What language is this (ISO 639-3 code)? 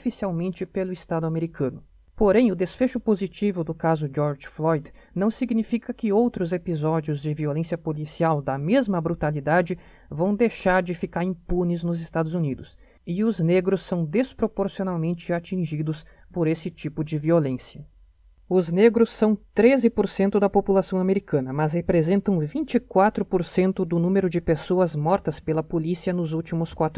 por